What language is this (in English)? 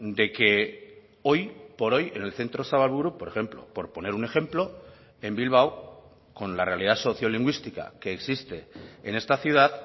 Spanish